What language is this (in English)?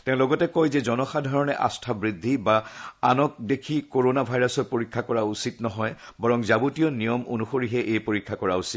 Assamese